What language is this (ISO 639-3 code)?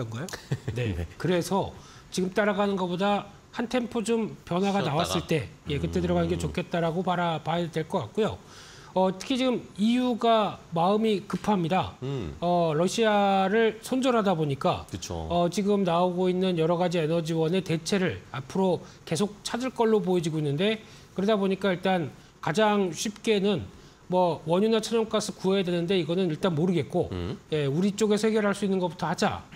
kor